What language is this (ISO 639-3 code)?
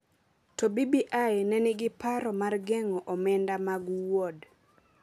luo